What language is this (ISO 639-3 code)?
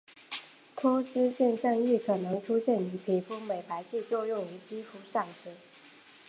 zho